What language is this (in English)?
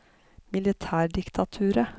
Norwegian